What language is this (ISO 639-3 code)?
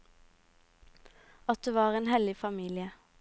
nor